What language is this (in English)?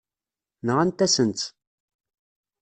Kabyle